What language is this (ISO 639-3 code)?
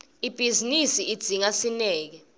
ssw